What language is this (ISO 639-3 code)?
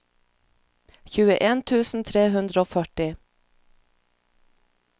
nor